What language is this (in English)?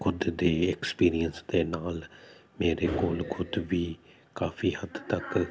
Punjabi